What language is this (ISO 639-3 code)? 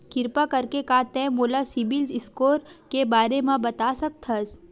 hne